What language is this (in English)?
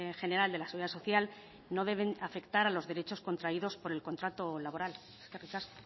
Spanish